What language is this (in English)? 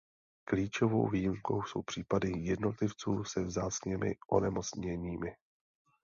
Czech